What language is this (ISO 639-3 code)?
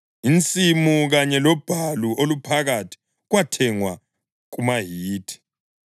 nde